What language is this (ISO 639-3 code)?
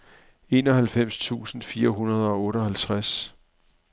dan